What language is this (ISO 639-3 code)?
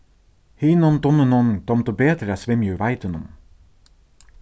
fao